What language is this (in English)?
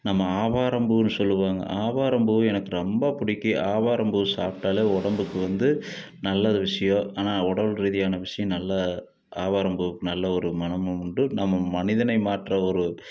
Tamil